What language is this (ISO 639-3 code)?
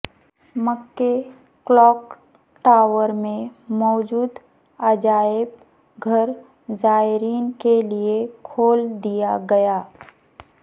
urd